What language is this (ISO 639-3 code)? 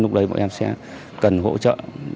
vie